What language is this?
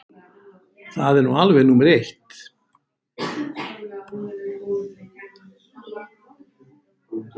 Icelandic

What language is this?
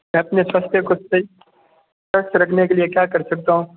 Hindi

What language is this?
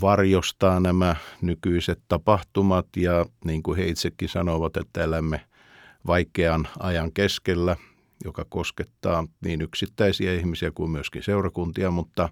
Finnish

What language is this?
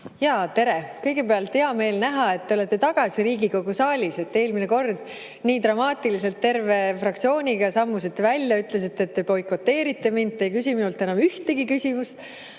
Estonian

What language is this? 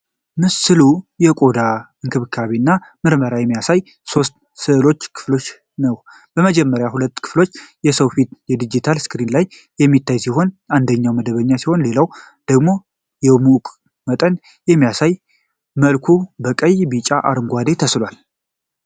Amharic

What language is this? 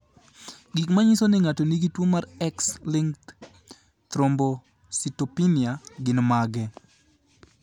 Luo (Kenya and Tanzania)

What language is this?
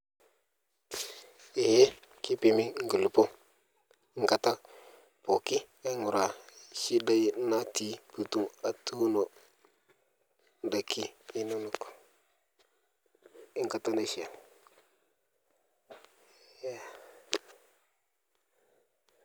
Masai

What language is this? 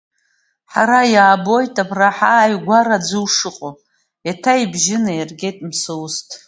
Abkhazian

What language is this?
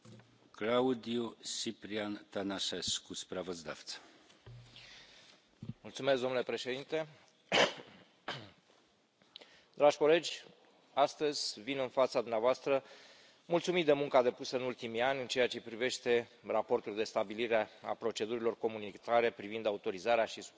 Romanian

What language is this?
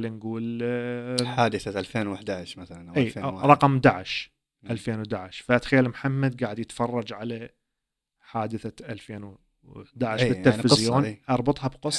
Arabic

